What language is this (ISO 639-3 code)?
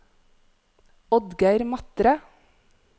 nor